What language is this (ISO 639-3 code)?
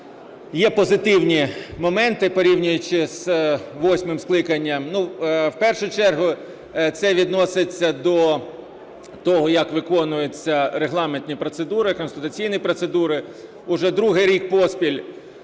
ukr